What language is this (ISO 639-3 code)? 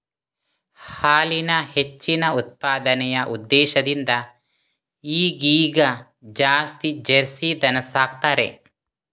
kan